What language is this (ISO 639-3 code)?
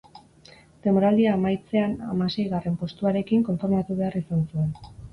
eus